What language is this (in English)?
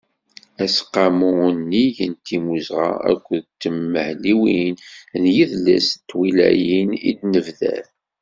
Kabyle